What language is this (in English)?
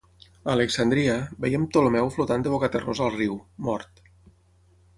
Catalan